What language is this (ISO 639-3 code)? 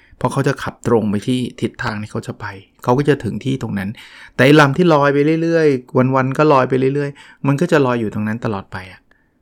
tha